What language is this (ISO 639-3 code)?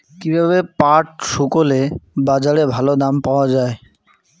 ben